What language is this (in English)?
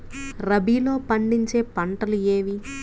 Telugu